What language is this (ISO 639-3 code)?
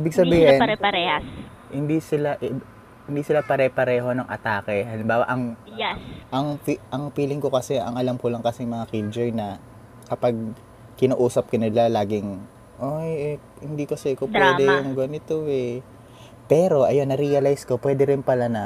fil